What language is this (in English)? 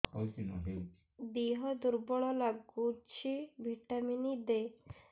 Odia